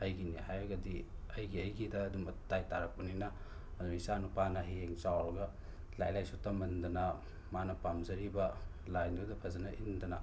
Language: Manipuri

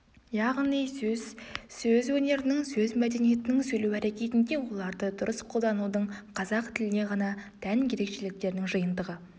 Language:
Kazakh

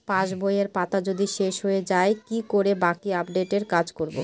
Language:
Bangla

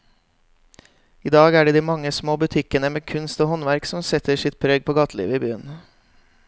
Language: Norwegian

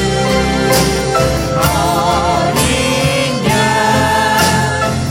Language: Korean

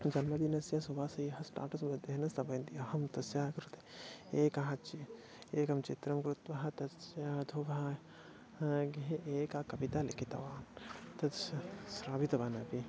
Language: Sanskrit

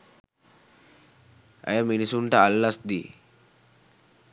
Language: Sinhala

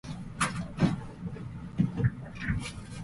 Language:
Japanese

